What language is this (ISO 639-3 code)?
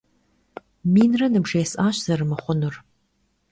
kbd